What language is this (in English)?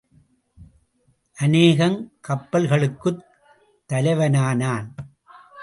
Tamil